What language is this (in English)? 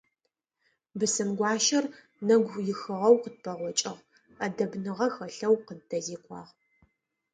Adyghe